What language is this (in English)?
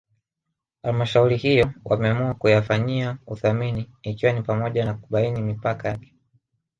Swahili